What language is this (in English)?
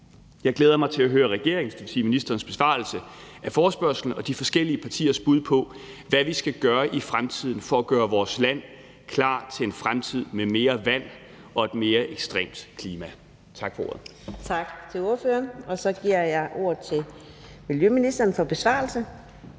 Danish